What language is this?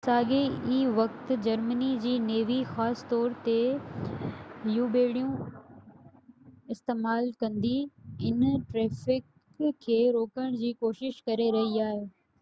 Sindhi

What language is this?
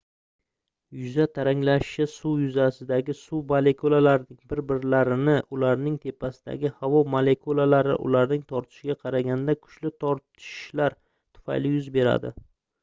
Uzbek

